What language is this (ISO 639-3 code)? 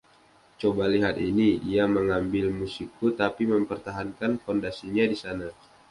ind